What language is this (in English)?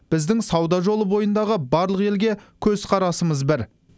Kazakh